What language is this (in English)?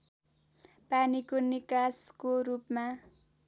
Nepali